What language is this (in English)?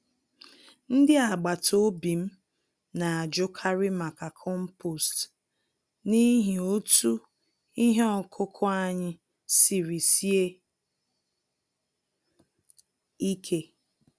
Igbo